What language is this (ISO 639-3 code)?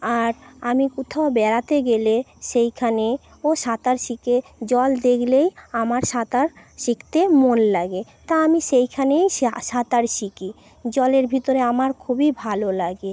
ben